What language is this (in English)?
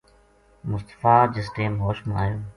Gujari